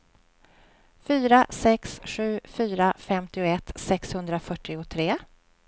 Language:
Swedish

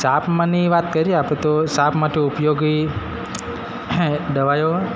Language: Gujarati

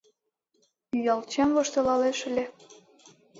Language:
Mari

